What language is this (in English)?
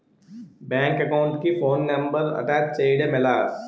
Telugu